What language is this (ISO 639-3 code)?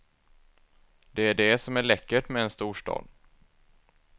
swe